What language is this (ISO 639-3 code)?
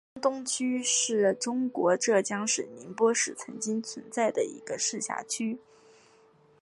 zho